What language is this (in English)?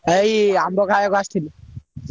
Odia